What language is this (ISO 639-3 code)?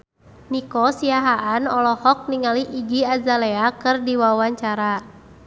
sun